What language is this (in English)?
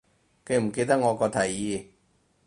Cantonese